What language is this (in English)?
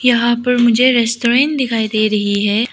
Hindi